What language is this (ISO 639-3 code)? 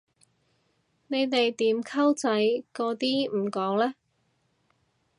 yue